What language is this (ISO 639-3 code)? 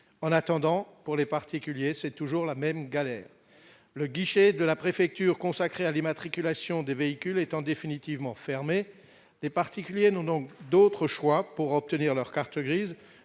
fra